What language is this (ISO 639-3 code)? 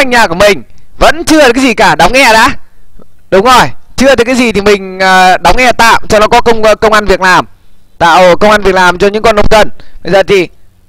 vie